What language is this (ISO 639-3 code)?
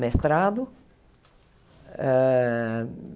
por